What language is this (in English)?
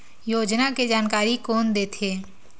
Chhattisgarhi